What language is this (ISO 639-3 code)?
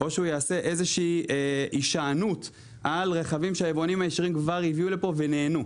heb